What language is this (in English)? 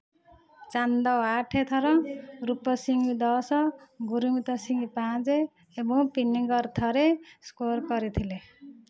Odia